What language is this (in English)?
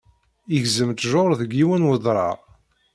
Kabyle